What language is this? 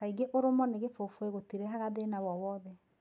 Kikuyu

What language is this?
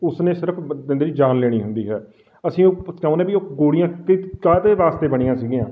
Punjabi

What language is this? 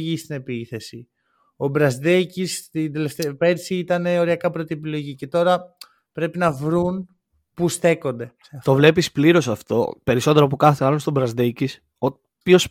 Greek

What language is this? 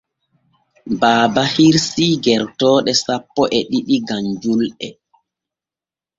Borgu Fulfulde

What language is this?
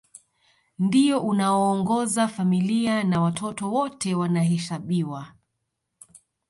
Swahili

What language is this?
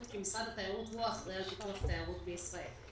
Hebrew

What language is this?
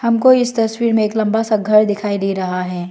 Hindi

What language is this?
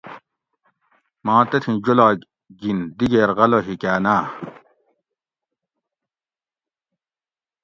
Gawri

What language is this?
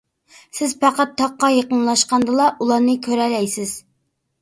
Uyghur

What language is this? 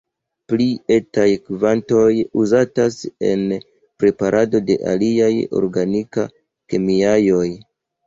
Esperanto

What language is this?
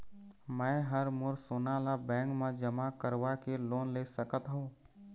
Chhattisgarhi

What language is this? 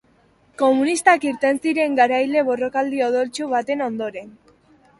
Basque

